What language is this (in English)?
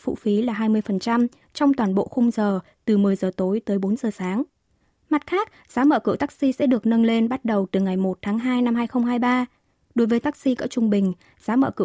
Vietnamese